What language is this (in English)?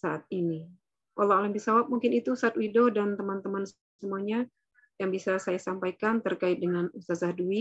Indonesian